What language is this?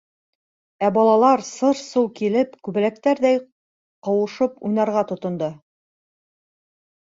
Bashkir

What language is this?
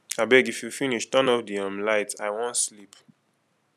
Nigerian Pidgin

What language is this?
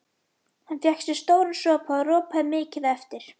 Icelandic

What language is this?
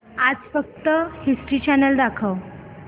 Marathi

